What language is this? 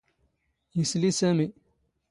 Standard Moroccan Tamazight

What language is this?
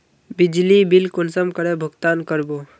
Magahi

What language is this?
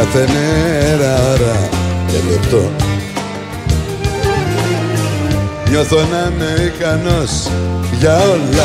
Greek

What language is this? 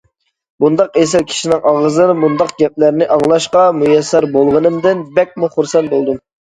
Uyghur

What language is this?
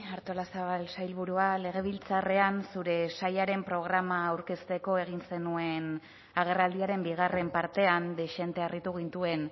Basque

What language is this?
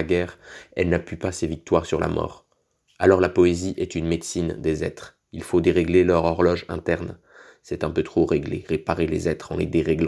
French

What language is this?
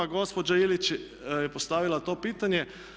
Croatian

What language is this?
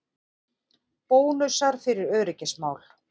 Icelandic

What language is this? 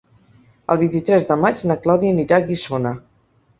Catalan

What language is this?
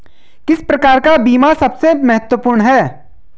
Hindi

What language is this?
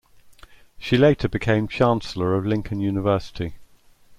English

